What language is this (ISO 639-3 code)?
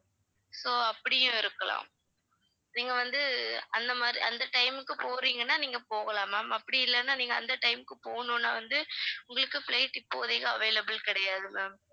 tam